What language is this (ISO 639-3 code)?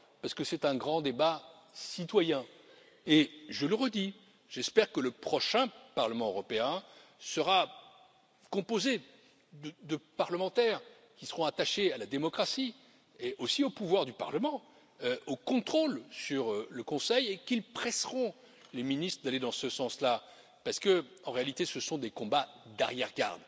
fra